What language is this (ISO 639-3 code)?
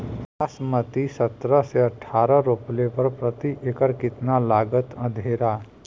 bho